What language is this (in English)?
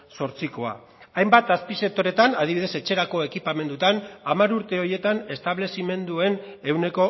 Basque